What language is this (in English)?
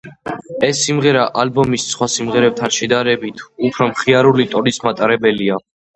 Georgian